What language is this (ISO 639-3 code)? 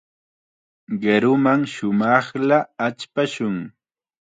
qxa